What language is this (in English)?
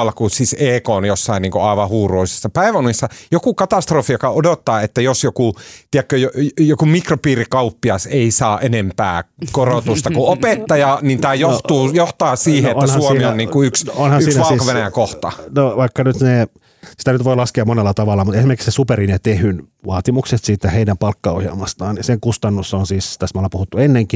Finnish